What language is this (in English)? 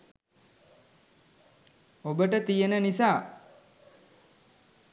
Sinhala